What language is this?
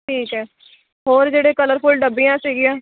Punjabi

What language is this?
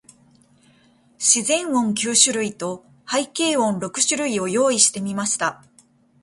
Japanese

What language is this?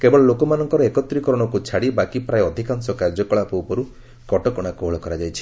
Odia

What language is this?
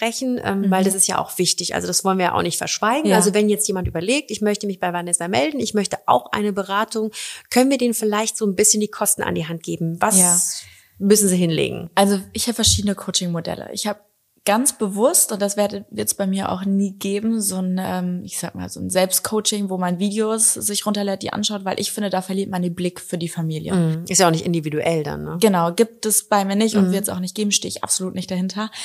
German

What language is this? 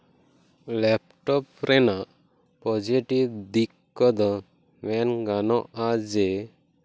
Santali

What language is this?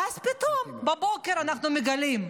Hebrew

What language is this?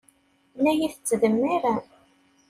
Kabyle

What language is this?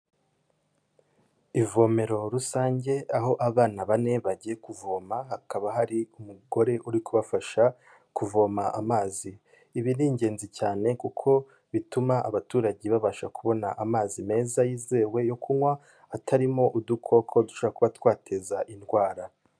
Kinyarwanda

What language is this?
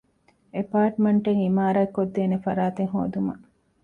Divehi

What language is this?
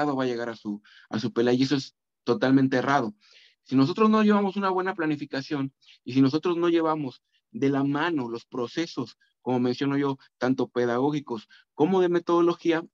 Spanish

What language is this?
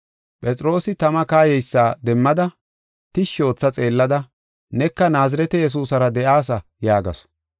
Gofa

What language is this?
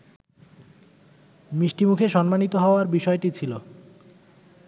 Bangla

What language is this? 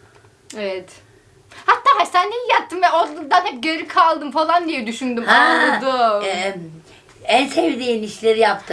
Turkish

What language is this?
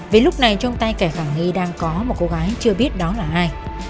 Vietnamese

